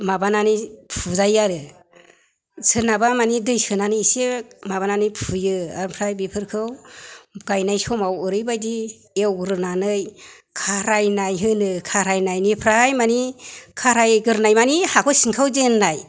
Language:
Bodo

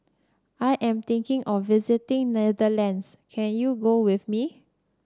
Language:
English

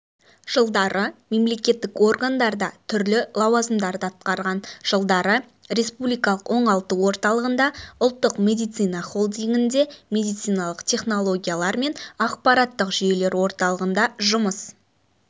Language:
Kazakh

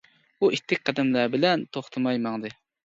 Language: Uyghur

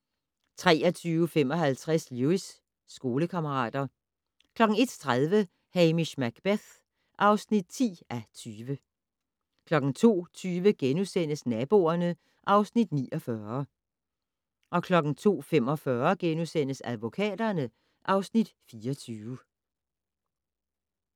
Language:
Danish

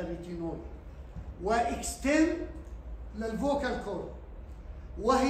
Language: Arabic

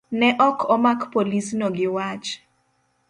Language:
Luo (Kenya and Tanzania)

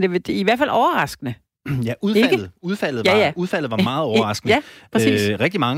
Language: Danish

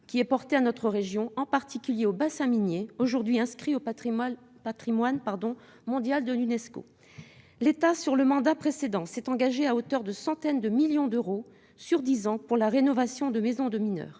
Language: French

